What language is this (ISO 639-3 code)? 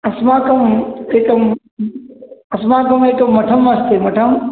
san